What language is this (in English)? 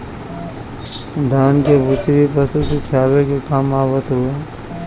Bhojpuri